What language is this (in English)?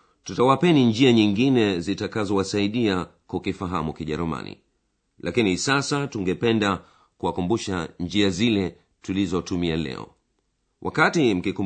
Swahili